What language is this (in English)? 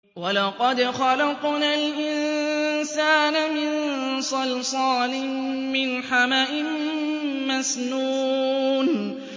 Arabic